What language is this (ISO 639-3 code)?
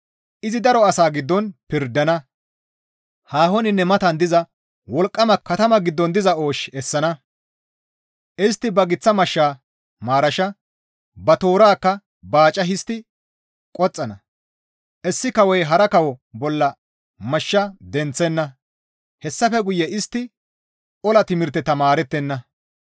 gmv